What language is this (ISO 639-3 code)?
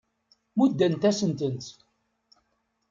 kab